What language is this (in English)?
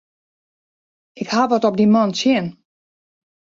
Western Frisian